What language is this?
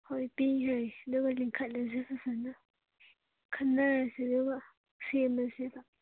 Manipuri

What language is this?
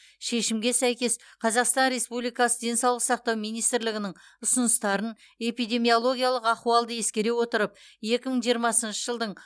Kazakh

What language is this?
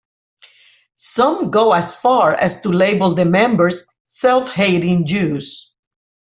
English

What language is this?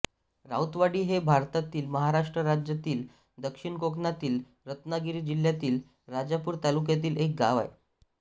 Marathi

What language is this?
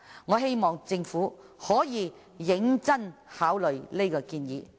Cantonese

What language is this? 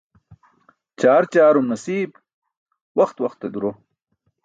Burushaski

